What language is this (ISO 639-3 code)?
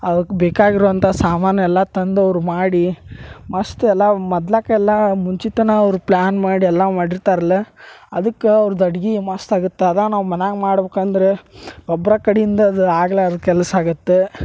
kan